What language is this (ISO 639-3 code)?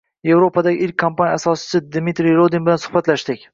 uzb